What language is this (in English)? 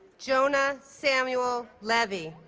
English